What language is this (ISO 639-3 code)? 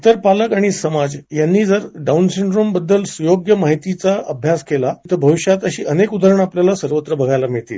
mar